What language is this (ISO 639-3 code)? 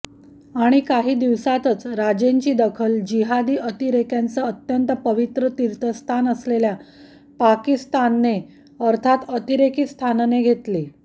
mar